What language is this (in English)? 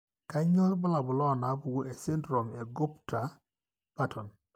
Masai